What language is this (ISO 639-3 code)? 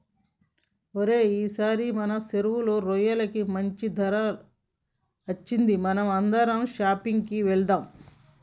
tel